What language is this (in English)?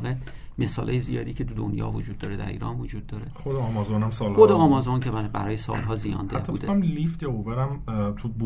Persian